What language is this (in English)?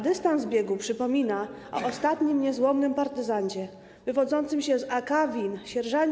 Polish